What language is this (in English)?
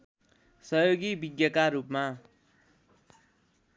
Nepali